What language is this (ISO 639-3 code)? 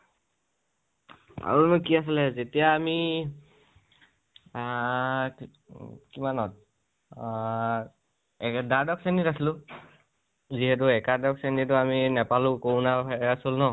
asm